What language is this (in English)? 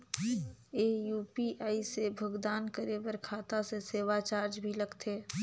Chhattisgarhi